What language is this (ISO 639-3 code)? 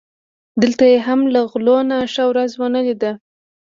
pus